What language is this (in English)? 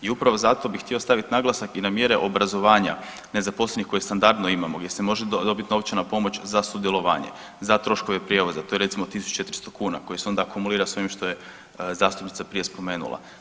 Croatian